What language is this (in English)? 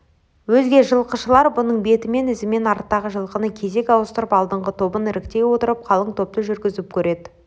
Kazakh